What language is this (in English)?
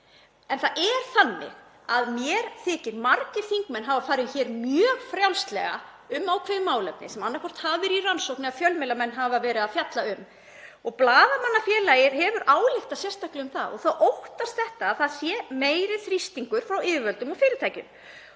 Icelandic